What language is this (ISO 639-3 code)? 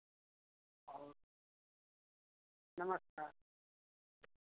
hin